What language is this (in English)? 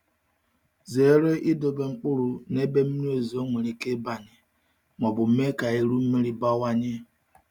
Igbo